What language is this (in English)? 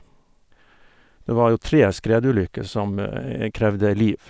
Norwegian